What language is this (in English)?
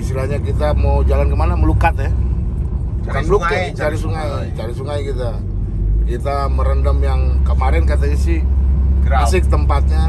Indonesian